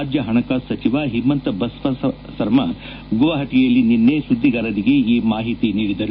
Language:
Kannada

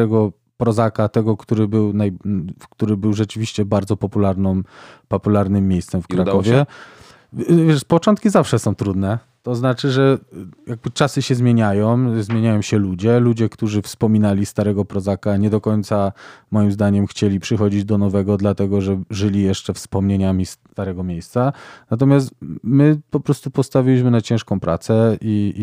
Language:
Polish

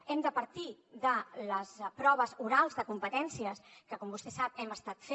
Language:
Catalan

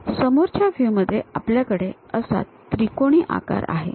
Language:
Marathi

